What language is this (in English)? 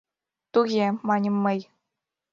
Mari